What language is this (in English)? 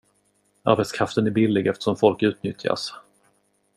Swedish